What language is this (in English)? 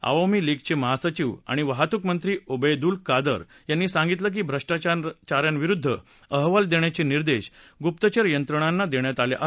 Marathi